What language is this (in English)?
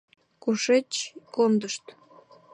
Mari